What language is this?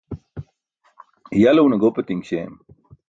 Burushaski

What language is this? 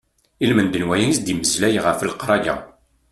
Kabyle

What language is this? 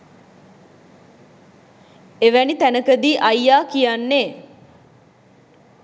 Sinhala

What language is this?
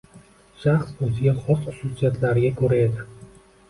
Uzbek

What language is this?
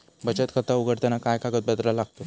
Marathi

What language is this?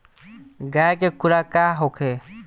Bhojpuri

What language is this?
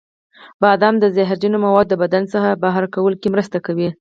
Pashto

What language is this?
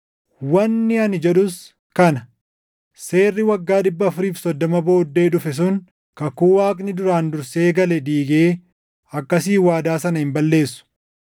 Oromo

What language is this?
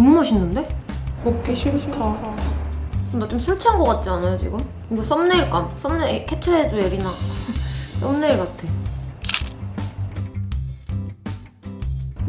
Korean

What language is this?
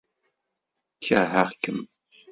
Kabyle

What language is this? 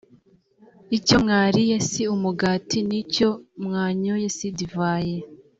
Kinyarwanda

